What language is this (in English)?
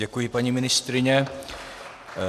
Czech